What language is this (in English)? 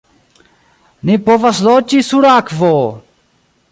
Esperanto